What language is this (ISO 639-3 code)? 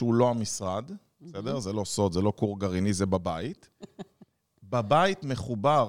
heb